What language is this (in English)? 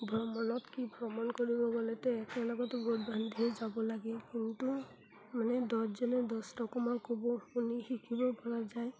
Assamese